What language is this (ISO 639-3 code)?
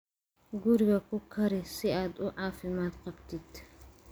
som